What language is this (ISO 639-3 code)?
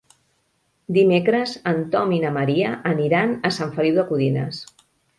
cat